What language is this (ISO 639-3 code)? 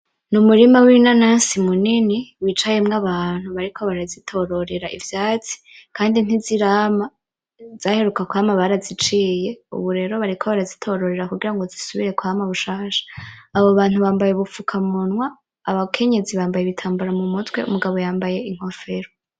run